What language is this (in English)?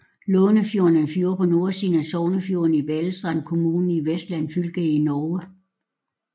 Danish